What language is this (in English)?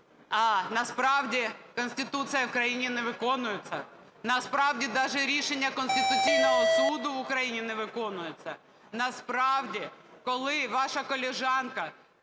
Ukrainian